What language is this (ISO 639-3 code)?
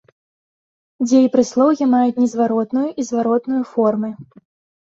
bel